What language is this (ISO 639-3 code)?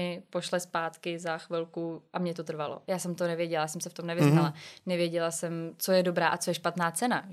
ces